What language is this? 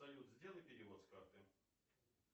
Russian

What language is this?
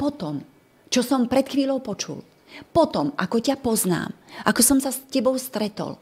Slovak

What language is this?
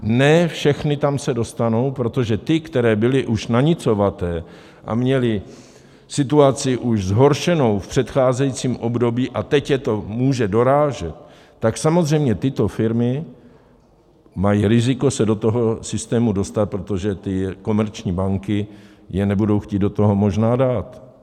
Czech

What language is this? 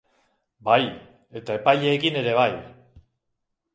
Basque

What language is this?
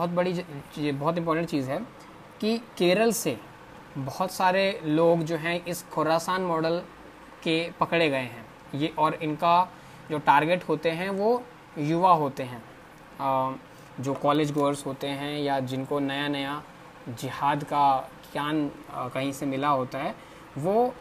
Hindi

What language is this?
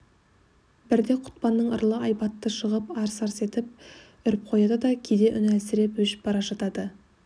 Kazakh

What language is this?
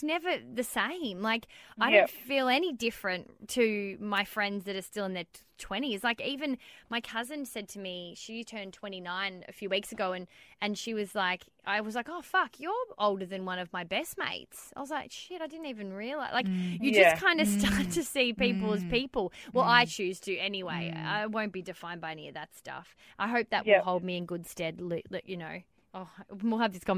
English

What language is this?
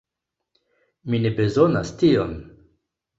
Esperanto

